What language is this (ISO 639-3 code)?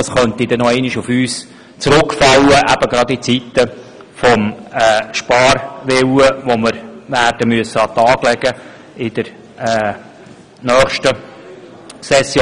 gsw